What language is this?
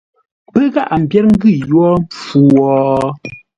Ngombale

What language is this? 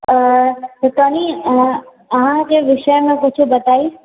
Maithili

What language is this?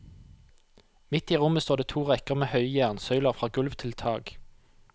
Norwegian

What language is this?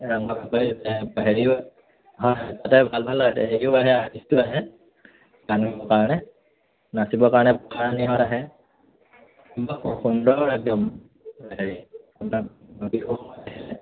Assamese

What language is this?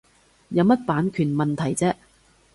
Cantonese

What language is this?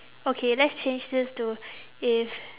English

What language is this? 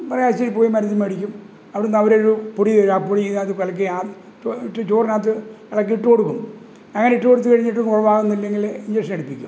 Malayalam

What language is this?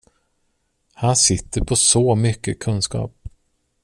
Swedish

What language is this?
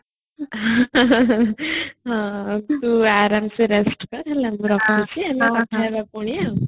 Odia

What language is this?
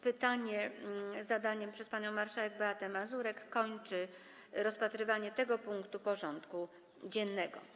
Polish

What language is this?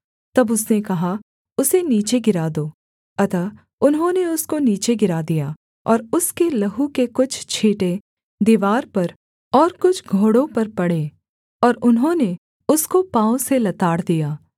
Hindi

